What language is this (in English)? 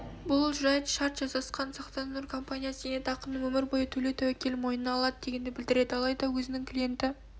Kazakh